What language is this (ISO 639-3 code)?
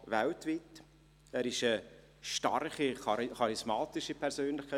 gsw